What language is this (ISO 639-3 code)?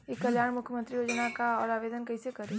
bho